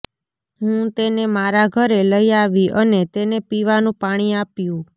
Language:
Gujarati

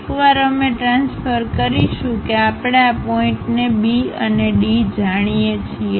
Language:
Gujarati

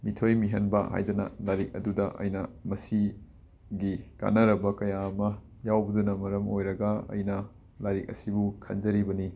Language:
Manipuri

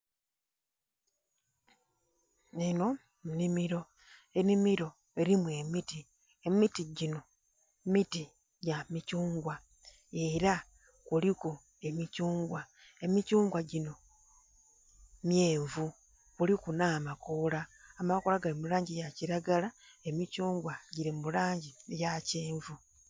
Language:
Soga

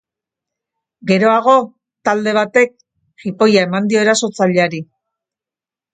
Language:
Basque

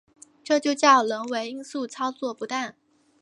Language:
Chinese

